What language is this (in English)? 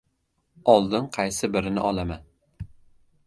Uzbek